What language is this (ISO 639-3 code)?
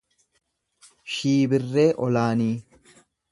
orm